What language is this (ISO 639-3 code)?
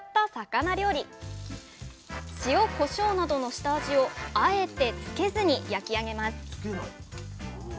jpn